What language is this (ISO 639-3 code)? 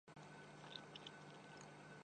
urd